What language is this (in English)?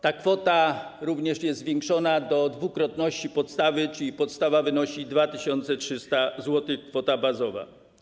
Polish